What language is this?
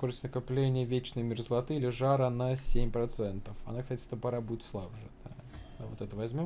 Russian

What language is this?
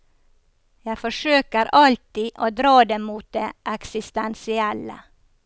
Norwegian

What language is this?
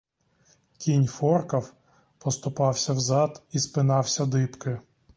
Ukrainian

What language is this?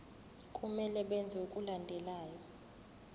Zulu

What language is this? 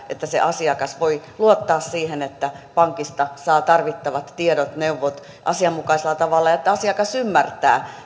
Finnish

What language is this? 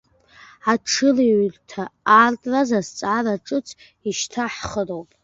Abkhazian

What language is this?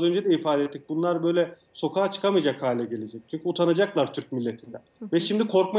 Turkish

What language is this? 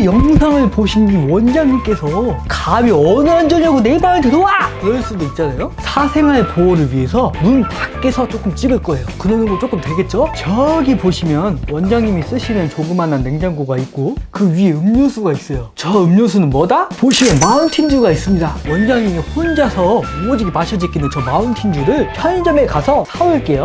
Korean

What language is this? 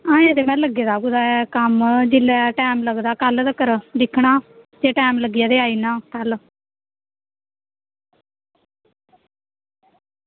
Dogri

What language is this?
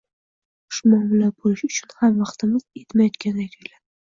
Uzbek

